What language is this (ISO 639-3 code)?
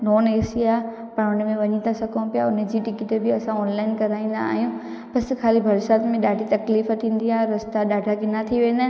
snd